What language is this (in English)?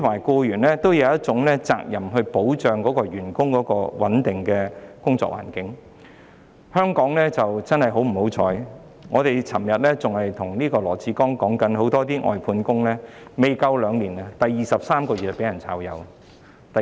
Cantonese